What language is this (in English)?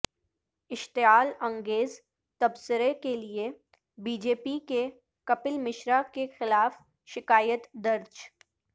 Urdu